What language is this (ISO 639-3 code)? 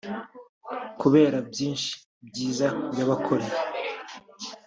kin